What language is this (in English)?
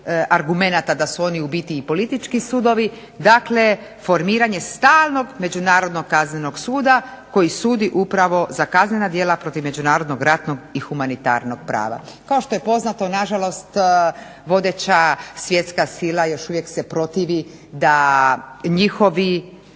Croatian